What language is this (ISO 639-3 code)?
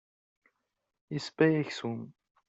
kab